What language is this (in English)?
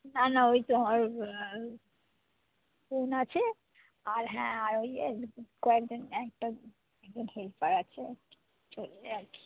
Bangla